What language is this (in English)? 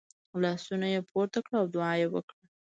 Pashto